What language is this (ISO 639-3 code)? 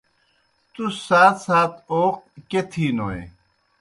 plk